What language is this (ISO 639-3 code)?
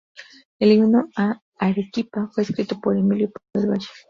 spa